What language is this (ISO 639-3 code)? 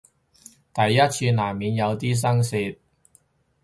yue